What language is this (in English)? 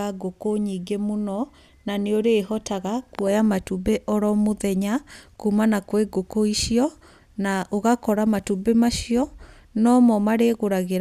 Kikuyu